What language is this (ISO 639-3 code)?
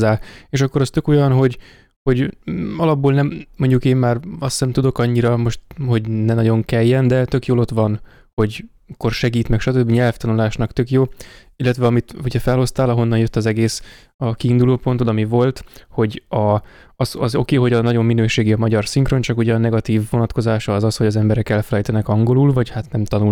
hun